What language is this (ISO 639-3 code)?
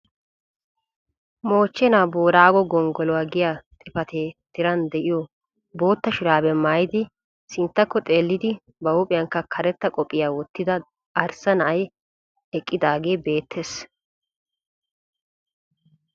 wal